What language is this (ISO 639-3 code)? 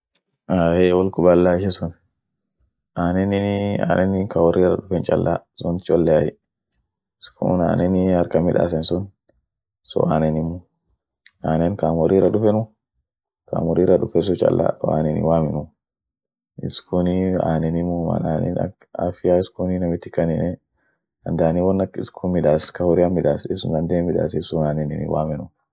orc